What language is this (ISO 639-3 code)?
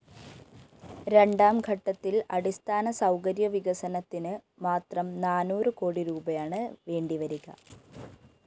mal